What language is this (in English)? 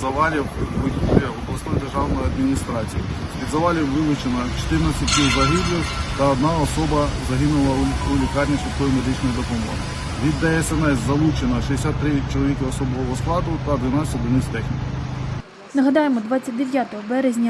Ukrainian